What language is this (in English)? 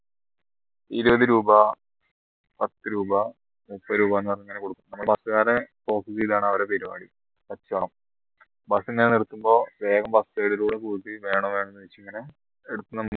Malayalam